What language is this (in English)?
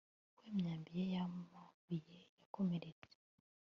Kinyarwanda